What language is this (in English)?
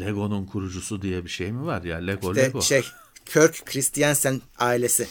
Turkish